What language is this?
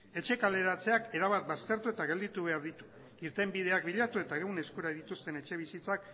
Basque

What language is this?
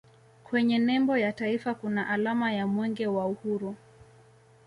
Swahili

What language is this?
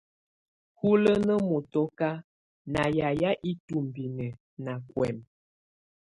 Tunen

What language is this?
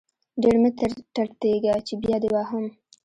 Pashto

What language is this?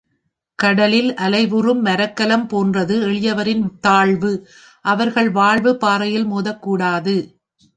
Tamil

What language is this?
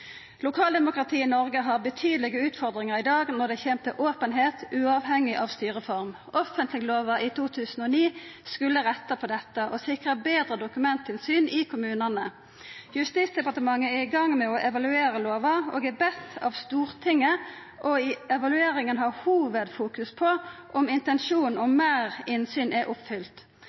Norwegian Nynorsk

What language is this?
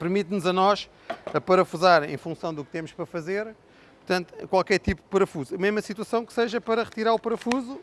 Portuguese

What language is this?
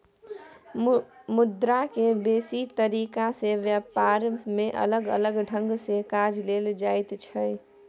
Maithili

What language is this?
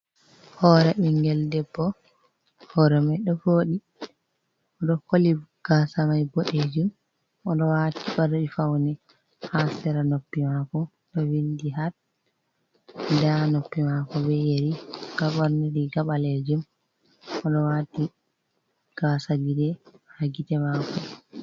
Fula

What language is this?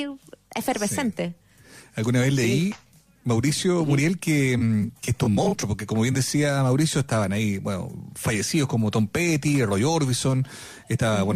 Spanish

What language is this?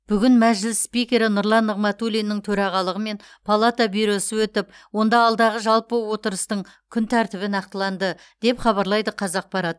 Kazakh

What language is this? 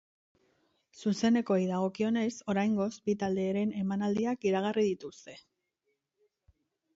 Basque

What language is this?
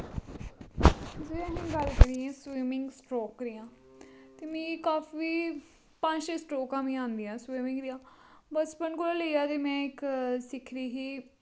Dogri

